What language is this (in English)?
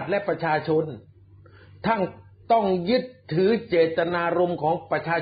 Thai